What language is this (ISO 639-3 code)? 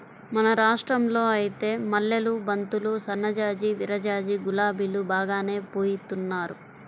tel